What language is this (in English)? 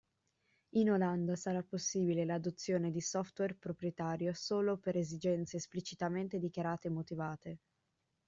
Italian